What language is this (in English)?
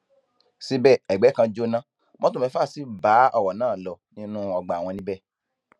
Yoruba